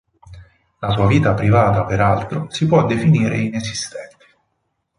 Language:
Italian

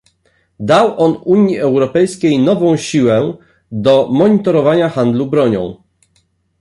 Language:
Polish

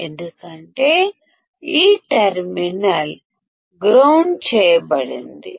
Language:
Telugu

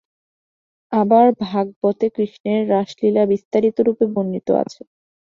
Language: Bangla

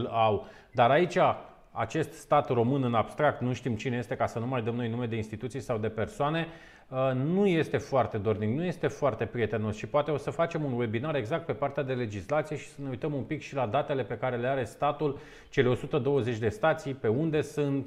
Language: Romanian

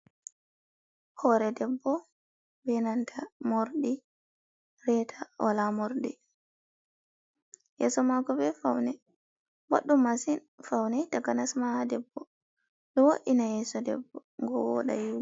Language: Fula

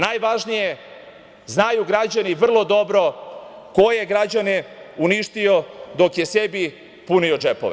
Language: Serbian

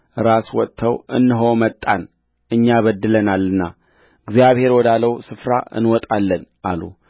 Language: Amharic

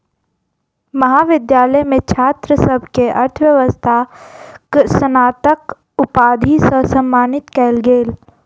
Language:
Maithili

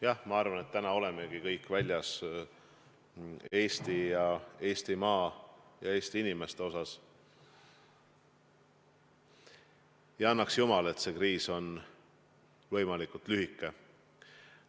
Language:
Estonian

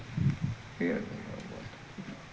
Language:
Kannada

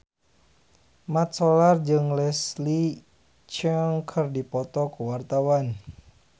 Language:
Sundanese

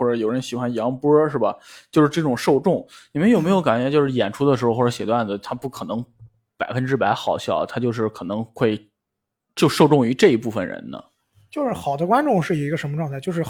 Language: Chinese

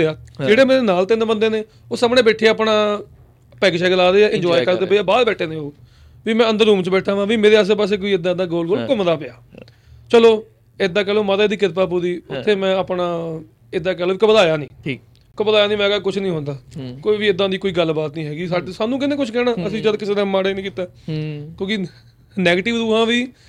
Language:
Punjabi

